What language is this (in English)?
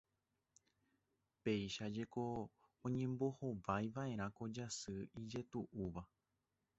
Guarani